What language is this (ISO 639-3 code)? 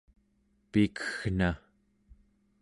esu